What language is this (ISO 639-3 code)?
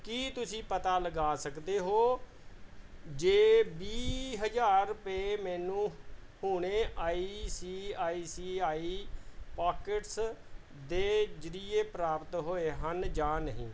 pan